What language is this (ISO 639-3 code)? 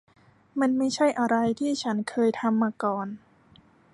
tha